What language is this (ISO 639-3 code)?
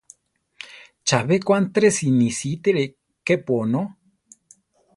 tar